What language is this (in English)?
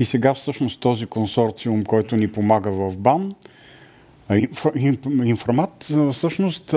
Bulgarian